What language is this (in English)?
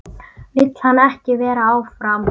Icelandic